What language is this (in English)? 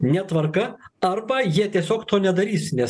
Lithuanian